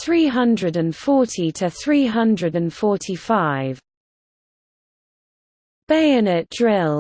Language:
English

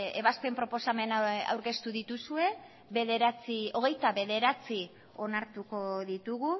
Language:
Basque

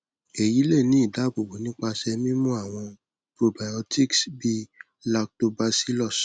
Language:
Yoruba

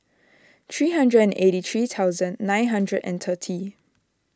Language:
English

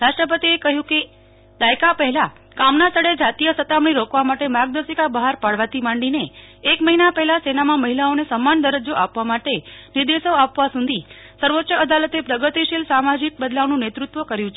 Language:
Gujarati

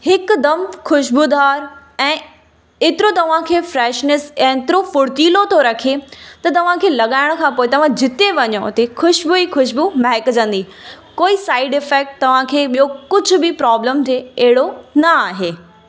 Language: Sindhi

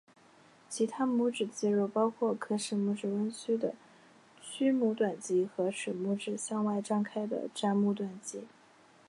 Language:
Chinese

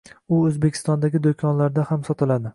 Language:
Uzbek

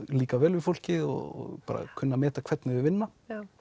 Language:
Icelandic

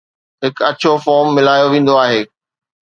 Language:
Sindhi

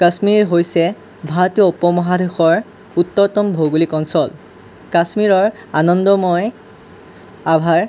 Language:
Assamese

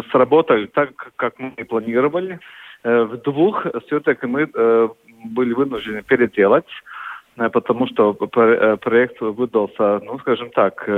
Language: Russian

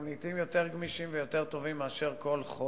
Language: Hebrew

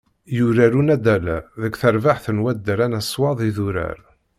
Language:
Kabyle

